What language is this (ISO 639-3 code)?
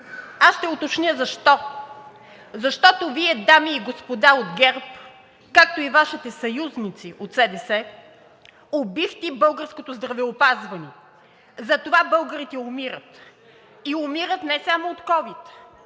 bul